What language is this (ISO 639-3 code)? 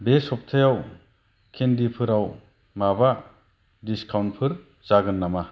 brx